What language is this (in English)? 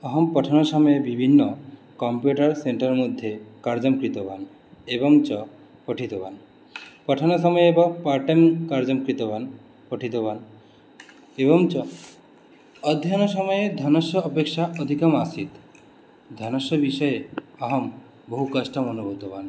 Sanskrit